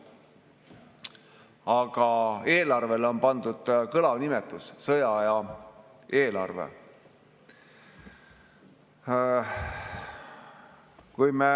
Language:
Estonian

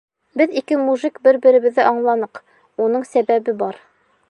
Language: Bashkir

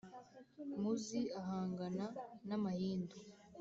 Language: Kinyarwanda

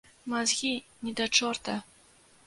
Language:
Belarusian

